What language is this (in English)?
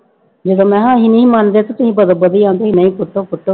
Punjabi